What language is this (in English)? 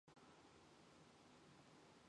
Mongolian